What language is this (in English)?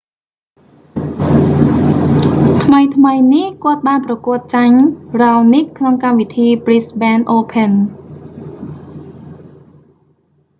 Khmer